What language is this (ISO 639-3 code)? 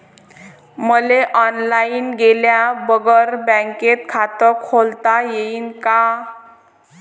mar